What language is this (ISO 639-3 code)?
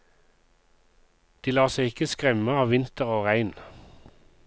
nor